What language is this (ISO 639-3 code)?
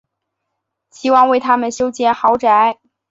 zho